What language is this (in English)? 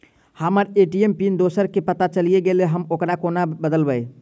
Maithili